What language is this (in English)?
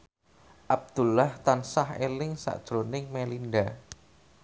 Javanese